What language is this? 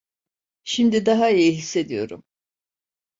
Turkish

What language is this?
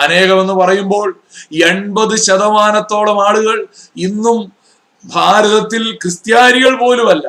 Malayalam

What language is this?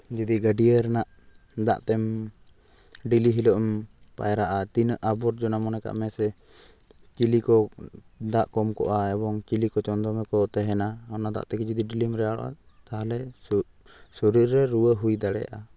Santali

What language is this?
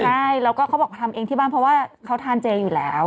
Thai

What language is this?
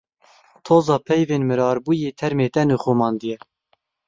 Kurdish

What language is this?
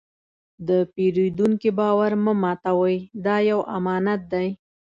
Pashto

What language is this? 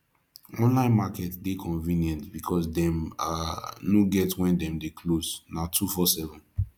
Nigerian Pidgin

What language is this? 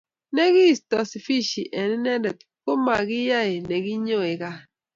Kalenjin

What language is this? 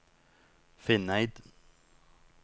Norwegian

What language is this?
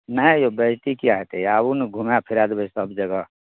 Maithili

